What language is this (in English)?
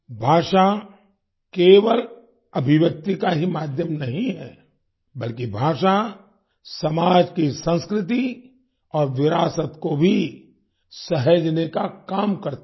Hindi